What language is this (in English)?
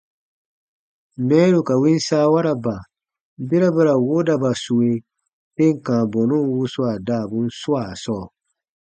Baatonum